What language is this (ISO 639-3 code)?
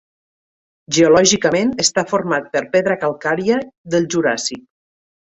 cat